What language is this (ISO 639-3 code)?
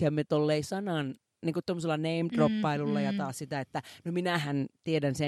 fin